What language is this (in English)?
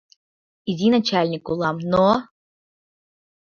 Mari